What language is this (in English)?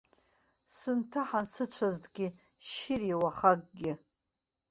Abkhazian